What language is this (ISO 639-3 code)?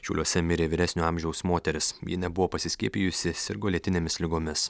lit